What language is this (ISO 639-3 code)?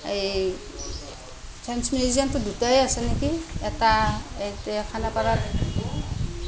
asm